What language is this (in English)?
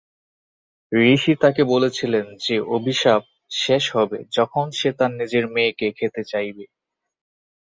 Bangla